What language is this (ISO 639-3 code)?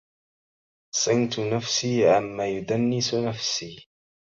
ara